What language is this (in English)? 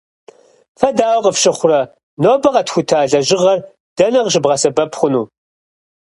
Kabardian